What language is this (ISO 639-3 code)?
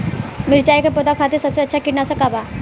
bho